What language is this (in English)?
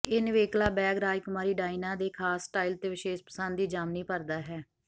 Punjabi